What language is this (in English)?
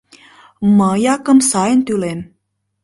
Mari